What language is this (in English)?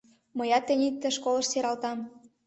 Mari